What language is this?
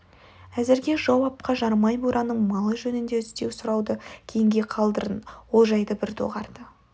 Kazakh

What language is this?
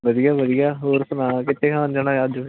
Punjabi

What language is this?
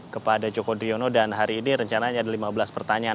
Indonesian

